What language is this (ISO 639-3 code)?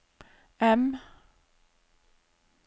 nor